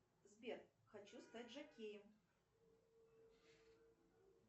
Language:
Russian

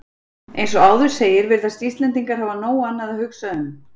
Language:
Icelandic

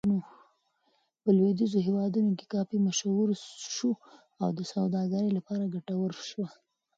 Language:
Pashto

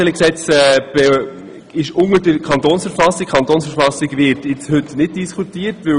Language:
Swiss German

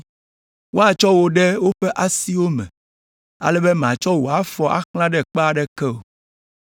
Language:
Ewe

